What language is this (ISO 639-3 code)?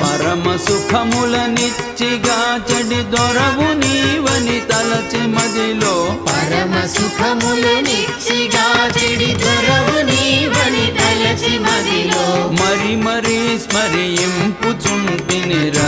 tel